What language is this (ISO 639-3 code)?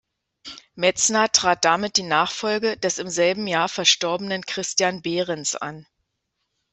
deu